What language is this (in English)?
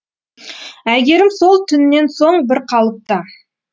Kazakh